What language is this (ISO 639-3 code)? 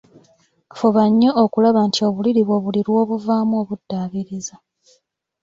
lug